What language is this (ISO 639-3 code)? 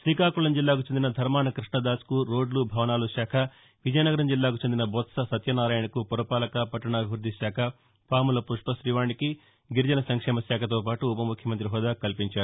tel